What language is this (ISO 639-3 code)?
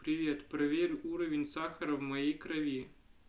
rus